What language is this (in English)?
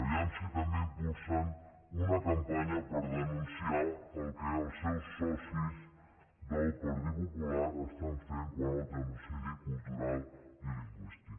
Catalan